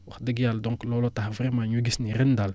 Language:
Wolof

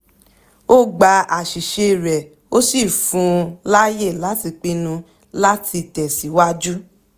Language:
Yoruba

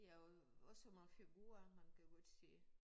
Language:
Danish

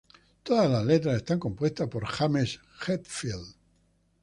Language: Spanish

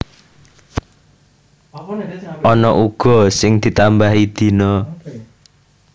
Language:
Javanese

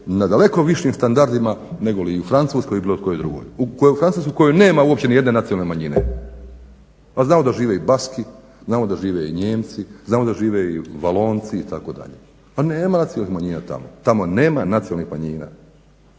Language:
Croatian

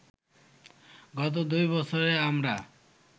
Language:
Bangla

